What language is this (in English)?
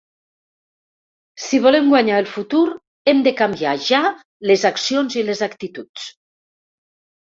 Catalan